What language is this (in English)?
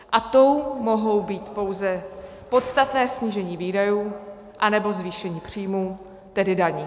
Czech